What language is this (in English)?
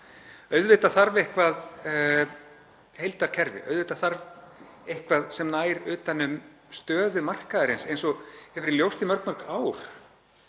Icelandic